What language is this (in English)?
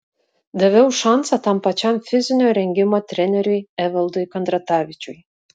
Lithuanian